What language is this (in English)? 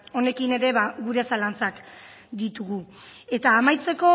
Basque